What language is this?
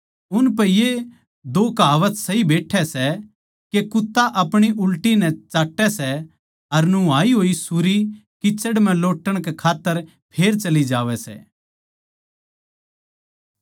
Haryanvi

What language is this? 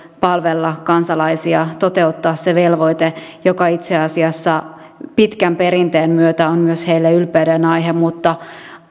Finnish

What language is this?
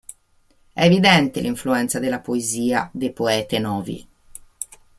Italian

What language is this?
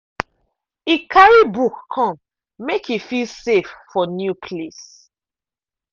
Nigerian Pidgin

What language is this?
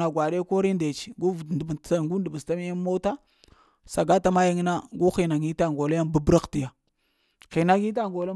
Lamang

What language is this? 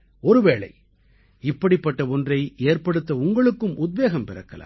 Tamil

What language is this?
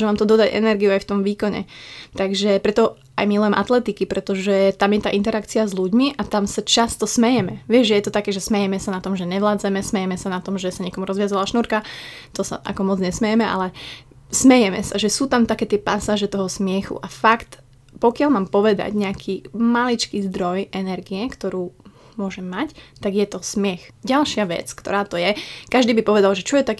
Slovak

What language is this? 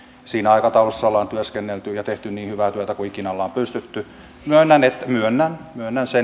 Finnish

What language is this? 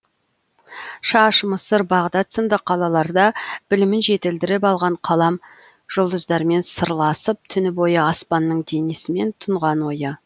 Kazakh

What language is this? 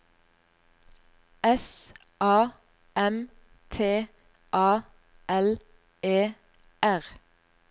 Norwegian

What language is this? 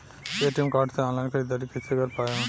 Bhojpuri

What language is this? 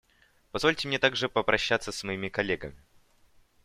Russian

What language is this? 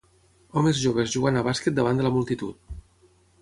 Catalan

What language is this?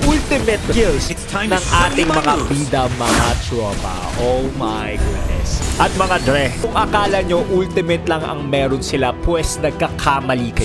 Filipino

